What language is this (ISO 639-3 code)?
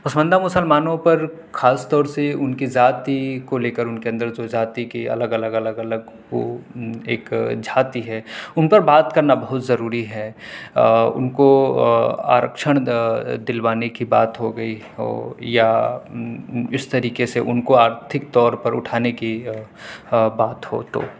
urd